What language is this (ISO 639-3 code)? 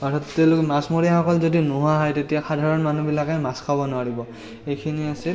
asm